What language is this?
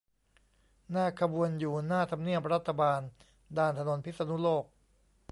Thai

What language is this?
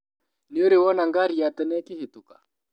Kikuyu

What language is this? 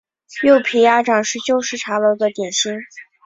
Chinese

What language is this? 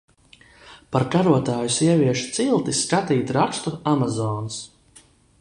Latvian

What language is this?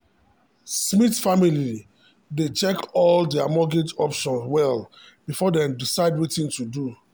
Nigerian Pidgin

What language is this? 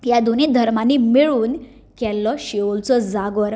Konkani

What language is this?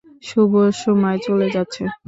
Bangla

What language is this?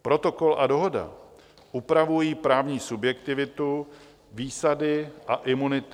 Czech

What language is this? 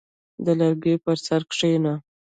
Pashto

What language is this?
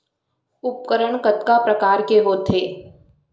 Chhattisgarhi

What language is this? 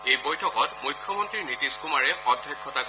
Assamese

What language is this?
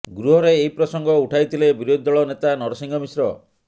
Odia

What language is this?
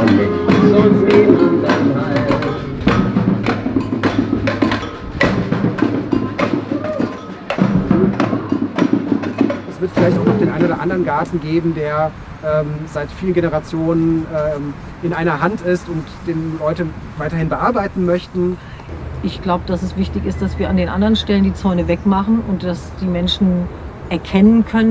German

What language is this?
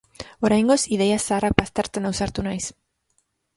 Basque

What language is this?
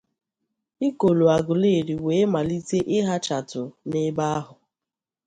Igbo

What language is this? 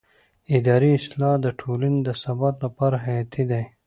Pashto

